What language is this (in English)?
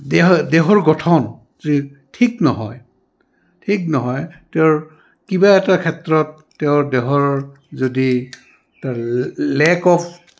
Assamese